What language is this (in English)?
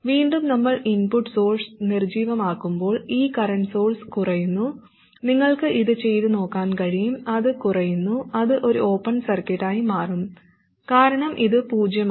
Malayalam